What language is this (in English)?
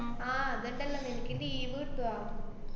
Malayalam